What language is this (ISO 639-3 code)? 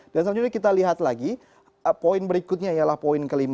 ind